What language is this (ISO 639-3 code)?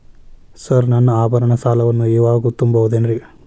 kan